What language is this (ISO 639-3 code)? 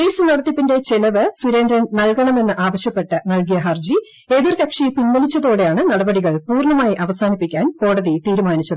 mal